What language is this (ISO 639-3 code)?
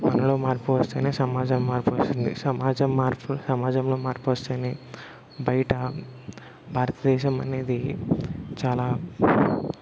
tel